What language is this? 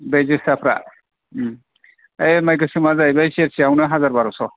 Bodo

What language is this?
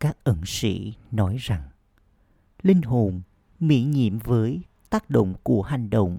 Vietnamese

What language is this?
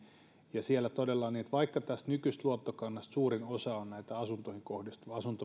Finnish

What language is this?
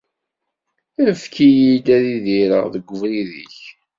Kabyle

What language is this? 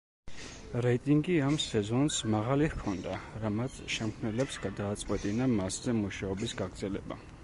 Georgian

